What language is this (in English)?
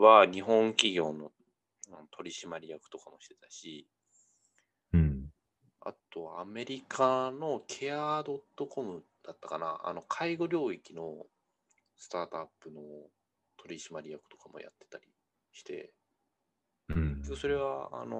Japanese